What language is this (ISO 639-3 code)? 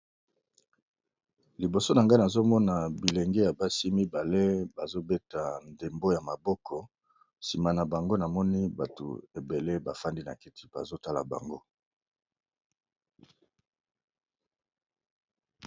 lin